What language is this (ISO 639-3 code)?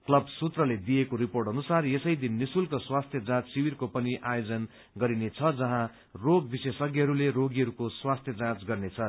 nep